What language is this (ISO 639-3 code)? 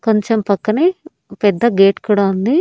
tel